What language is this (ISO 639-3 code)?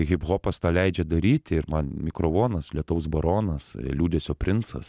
lit